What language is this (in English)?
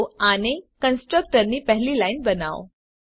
Gujarati